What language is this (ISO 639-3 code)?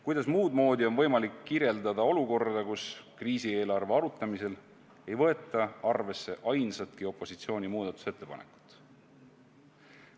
est